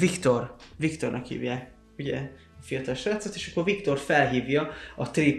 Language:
Hungarian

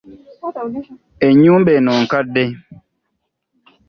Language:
Ganda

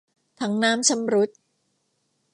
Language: Thai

